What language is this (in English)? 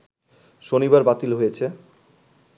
Bangla